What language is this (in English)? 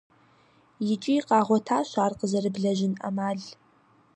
Kabardian